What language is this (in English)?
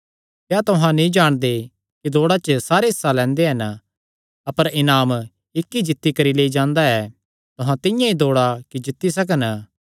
Kangri